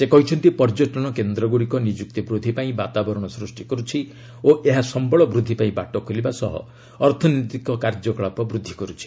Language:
Odia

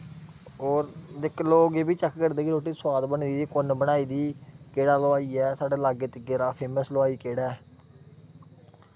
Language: Dogri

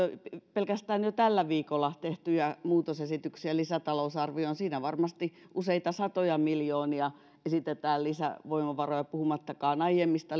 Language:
Finnish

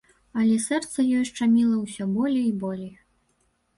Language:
Belarusian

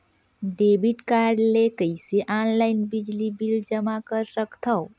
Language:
Chhattisgarhi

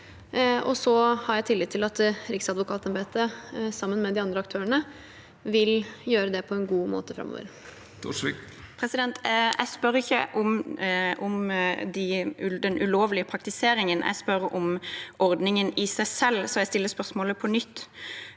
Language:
Norwegian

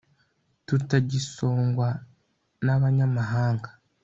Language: Kinyarwanda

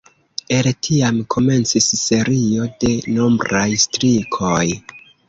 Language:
Esperanto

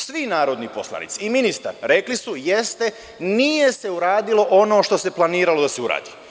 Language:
Serbian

